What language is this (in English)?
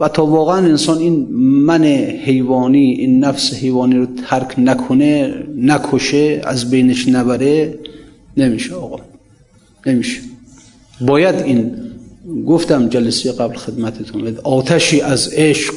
Persian